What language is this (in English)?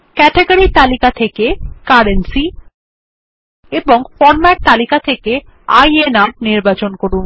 Bangla